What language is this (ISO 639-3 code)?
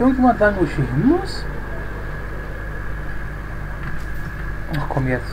deu